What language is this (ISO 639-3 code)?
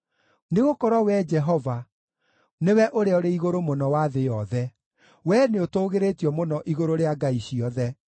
kik